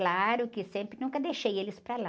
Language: Portuguese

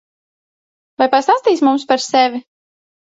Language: Latvian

